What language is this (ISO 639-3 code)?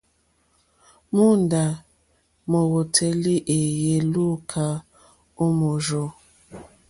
bri